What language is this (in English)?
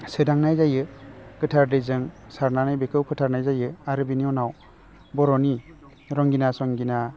Bodo